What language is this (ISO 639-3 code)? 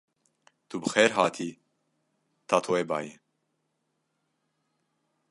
kur